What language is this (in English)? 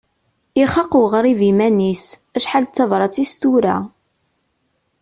Kabyle